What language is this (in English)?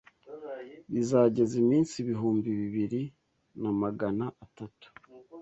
Kinyarwanda